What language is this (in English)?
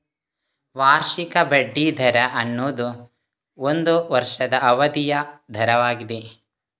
Kannada